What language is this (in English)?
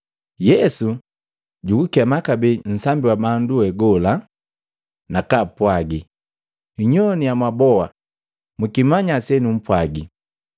Matengo